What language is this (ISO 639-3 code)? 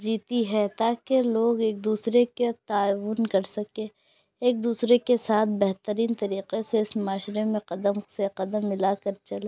urd